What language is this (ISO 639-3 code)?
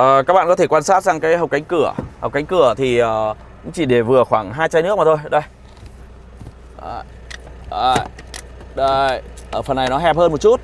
vie